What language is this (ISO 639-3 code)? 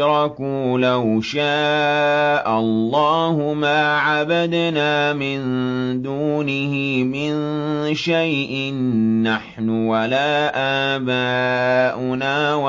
ara